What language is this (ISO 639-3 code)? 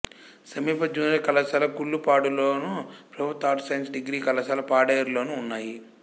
tel